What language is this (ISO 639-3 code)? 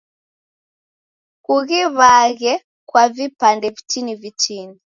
dav